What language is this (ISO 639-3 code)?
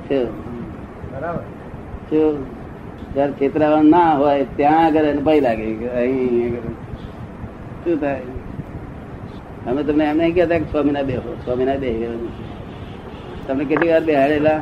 guj